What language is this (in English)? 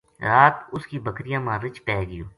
Gujari